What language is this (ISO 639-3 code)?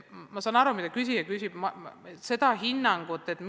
est